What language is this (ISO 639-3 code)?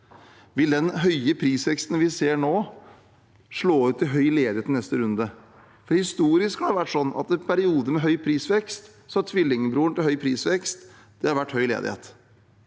nor